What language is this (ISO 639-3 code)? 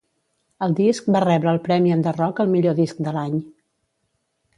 cat